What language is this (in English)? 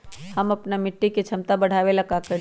Magahi